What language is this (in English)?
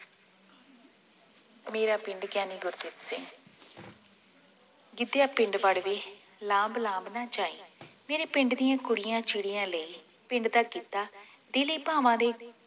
Punjabi